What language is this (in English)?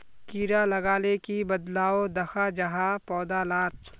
Magahi